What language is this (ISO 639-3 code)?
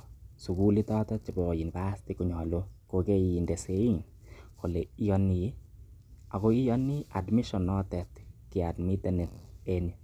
kln